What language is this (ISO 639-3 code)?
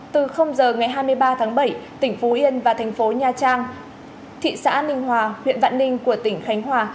vie